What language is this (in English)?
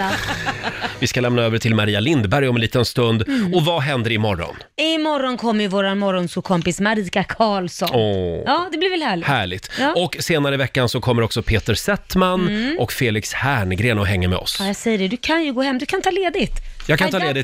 Swedish